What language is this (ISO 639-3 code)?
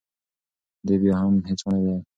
pus